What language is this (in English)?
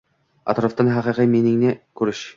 Uzbek